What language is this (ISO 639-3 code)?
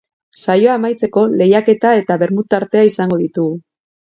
eus